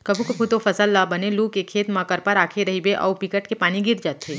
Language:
Chhattisgarhi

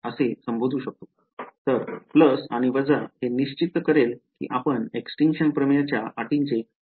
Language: Marathi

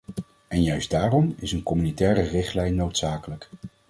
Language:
Dutch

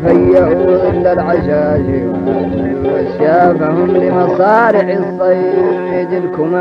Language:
Arabic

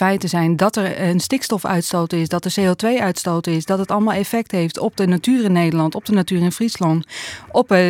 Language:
Dutch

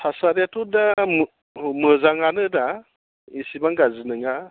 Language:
Bodo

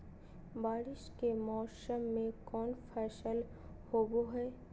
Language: Magahi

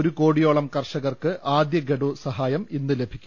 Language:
Malayalam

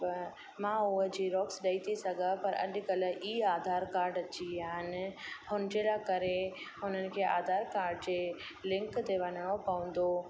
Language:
Sindhi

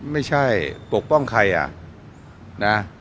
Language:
Thai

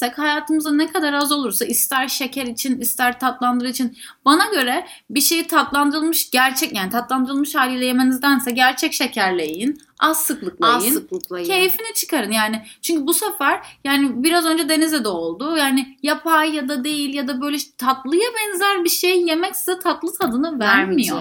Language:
Turkish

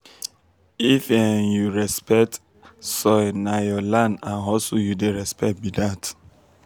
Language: Nigerian Pidgin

